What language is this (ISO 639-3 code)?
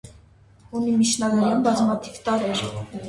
hye